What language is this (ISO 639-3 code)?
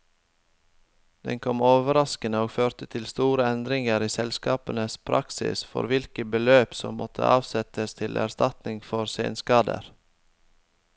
nor